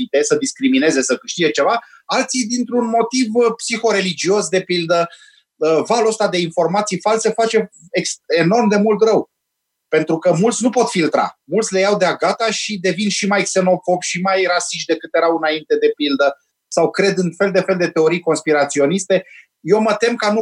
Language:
Romanian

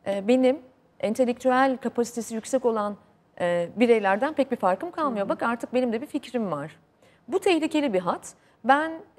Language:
Turkish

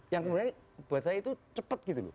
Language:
Indonesian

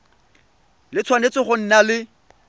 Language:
Tswana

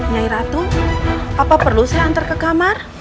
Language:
Indonesian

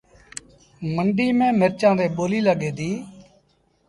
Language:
Sindhi Bhil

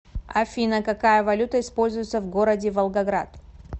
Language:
Russian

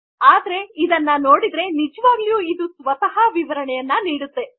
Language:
Kannada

